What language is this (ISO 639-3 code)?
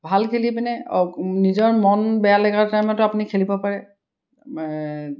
asm